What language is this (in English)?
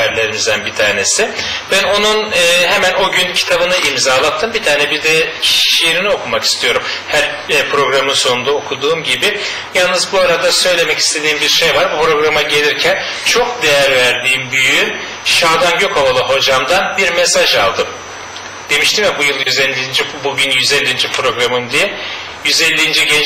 Turkish